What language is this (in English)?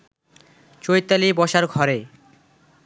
Bangla